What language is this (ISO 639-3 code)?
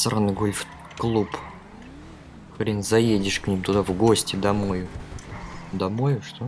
rus